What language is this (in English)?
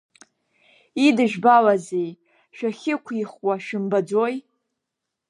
Abkhazian